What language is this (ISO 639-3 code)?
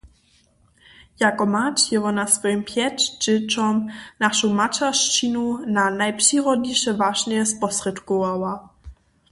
hsb